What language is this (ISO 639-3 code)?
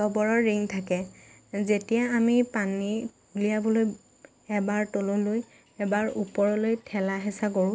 asm